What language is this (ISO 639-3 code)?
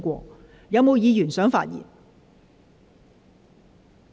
yue